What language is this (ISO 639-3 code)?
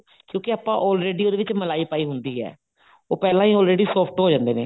pan